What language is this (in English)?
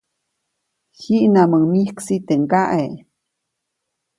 Copainalá Zoque